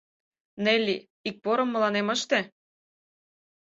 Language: Mari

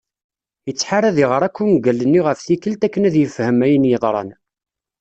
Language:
Kabyle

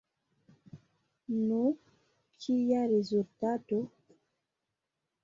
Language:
Esperanto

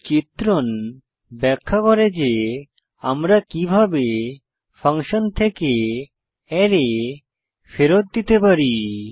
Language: Bangla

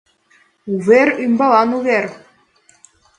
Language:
Mari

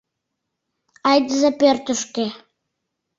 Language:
Mari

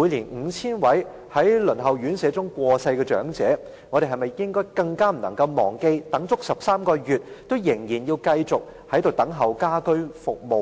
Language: Cantonese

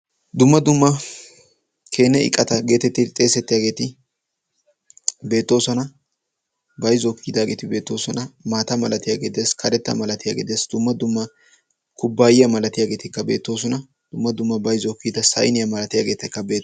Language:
Wolaytta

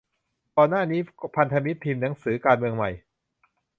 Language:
Thai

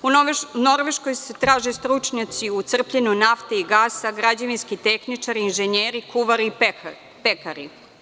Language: Serbian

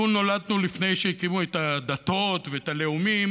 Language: Hebrew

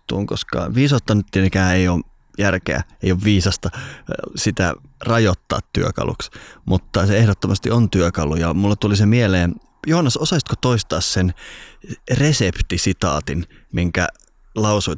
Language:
Finnish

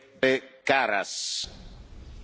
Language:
German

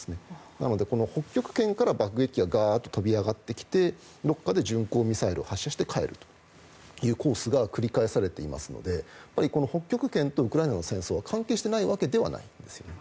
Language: Japanese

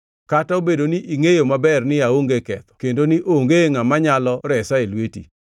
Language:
Luo (Kenya and Tanzania)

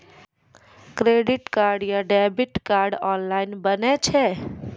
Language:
Maithili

